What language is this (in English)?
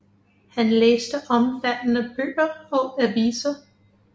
Danish